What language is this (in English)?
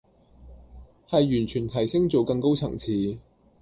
Cantonese